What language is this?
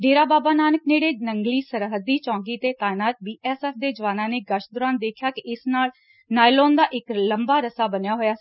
Punjabi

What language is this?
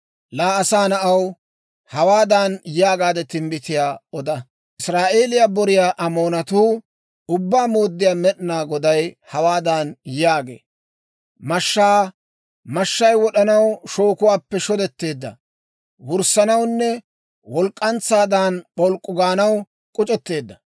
Dawro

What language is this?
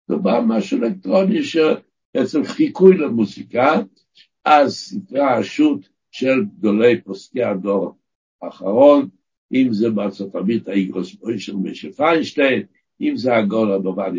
Hebrew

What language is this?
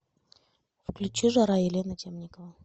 Russian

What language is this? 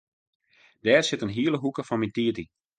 Western Frisian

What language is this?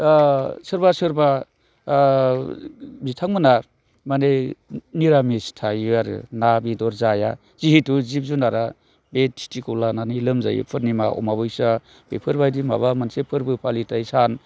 Bodo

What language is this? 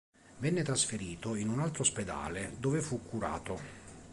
Italian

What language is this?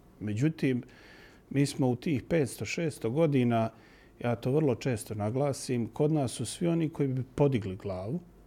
Croatian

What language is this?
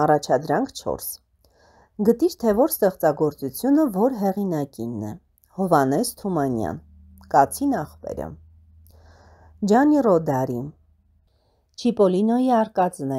Latvian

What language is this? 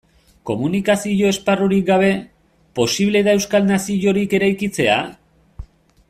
Basque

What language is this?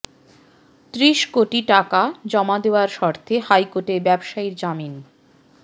Bangla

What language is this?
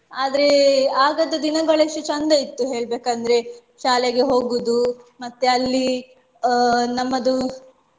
Kannada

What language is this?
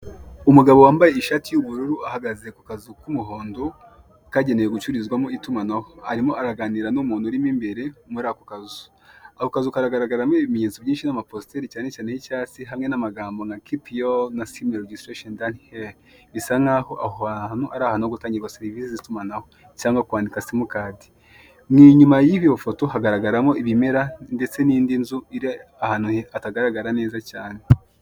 Kinyarwanda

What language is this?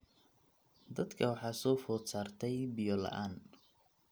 Somali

